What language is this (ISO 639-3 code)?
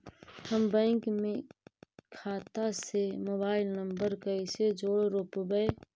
mag